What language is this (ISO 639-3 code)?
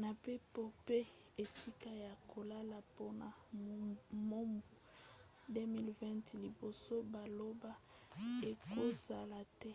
lin